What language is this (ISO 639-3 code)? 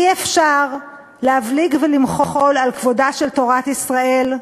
heb